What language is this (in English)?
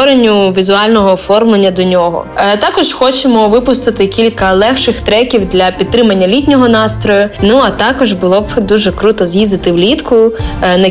Ukrainian